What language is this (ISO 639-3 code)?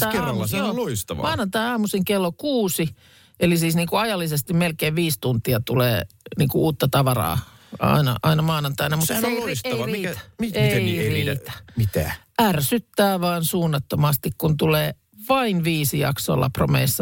fin